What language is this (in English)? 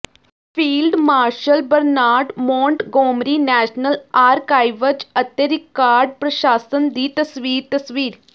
Punjabi